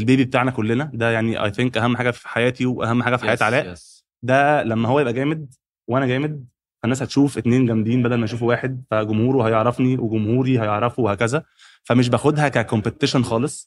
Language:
Arabic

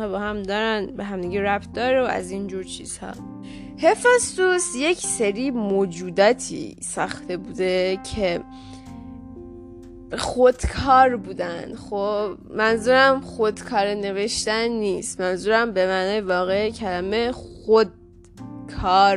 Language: Persian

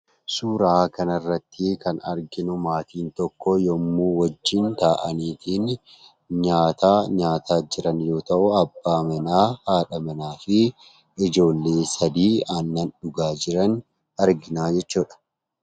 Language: Oromo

